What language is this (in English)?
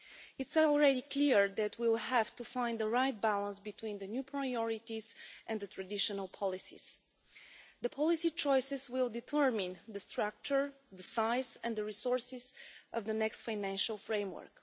English